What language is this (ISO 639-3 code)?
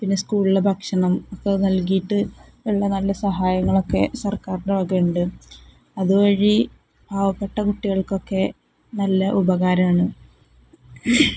mal